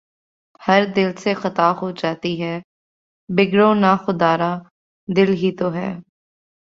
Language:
Urdu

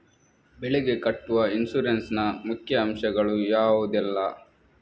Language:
Kannada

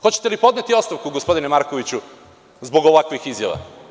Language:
Serbian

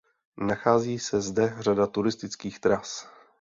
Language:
Czech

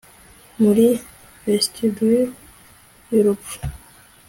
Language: Kinyarwanda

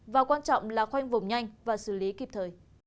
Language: Vietnamese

